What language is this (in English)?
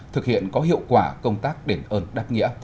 Vietnamese